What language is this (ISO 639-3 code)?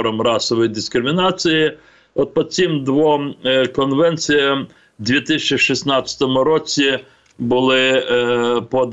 ukr